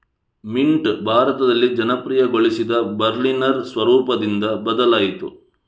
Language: Kannada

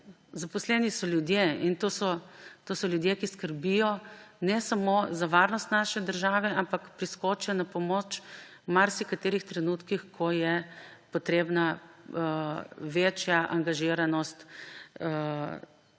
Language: Slovenian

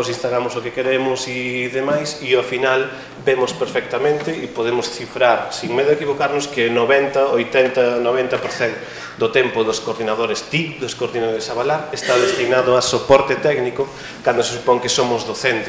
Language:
Spanish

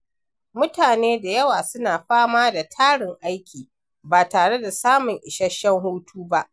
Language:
Hausa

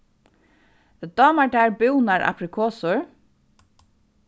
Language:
Faroese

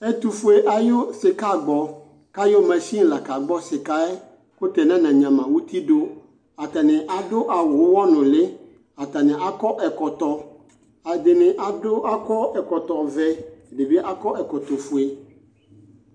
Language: Ikposo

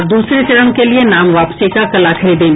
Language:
Hindi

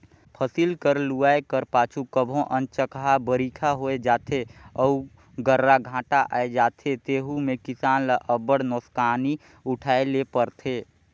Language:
Chhattisgarhi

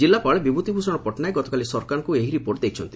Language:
Odia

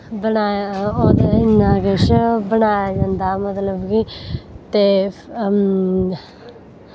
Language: Dogri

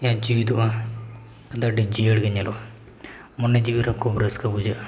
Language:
Santali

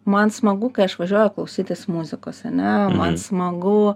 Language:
Lithuanian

